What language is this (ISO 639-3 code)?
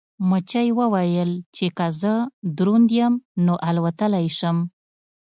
pus